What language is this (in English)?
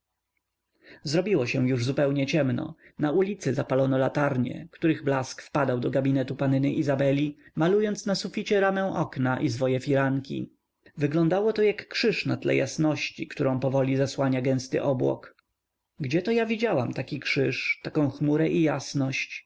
Polish